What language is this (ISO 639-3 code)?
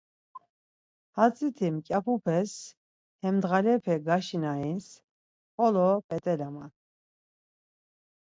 lzz